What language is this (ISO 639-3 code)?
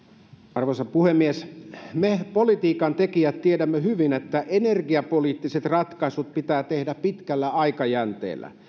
fin